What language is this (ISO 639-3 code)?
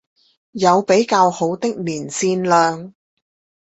zho